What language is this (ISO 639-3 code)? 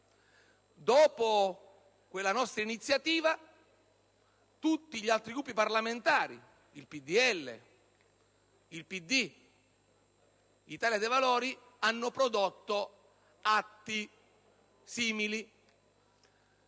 ita